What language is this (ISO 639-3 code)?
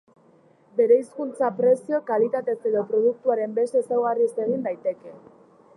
eus